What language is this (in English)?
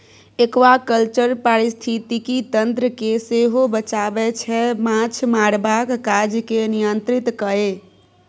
Maithili